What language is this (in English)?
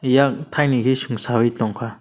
Kok Borok